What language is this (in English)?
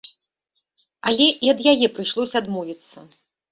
Belarusian